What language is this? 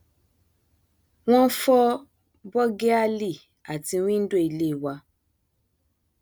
Yoruba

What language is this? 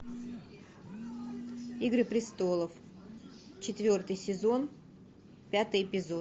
Russian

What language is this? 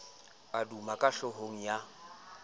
Southern Sotho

